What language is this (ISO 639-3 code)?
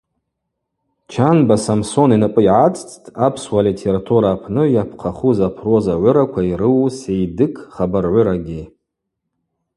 abq